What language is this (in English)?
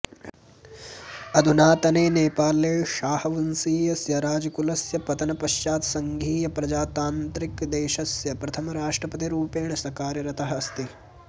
Sanskrit